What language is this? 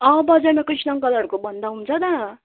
Nepali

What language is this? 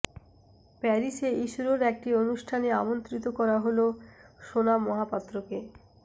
Bangla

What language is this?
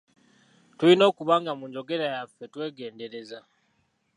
Ganda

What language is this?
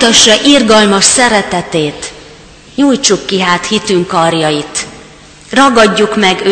Hungarian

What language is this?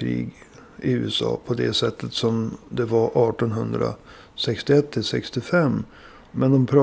Swedish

